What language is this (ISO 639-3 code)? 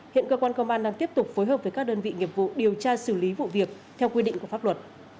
vie